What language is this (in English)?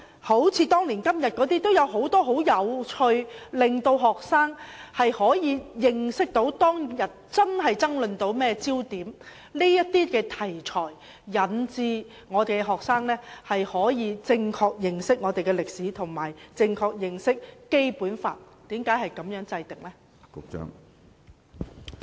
Cantonese